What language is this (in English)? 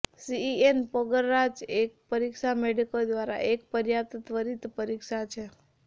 Gujarati